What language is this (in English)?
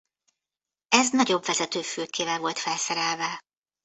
Hungarian